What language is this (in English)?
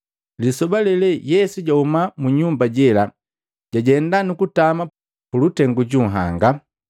Matengo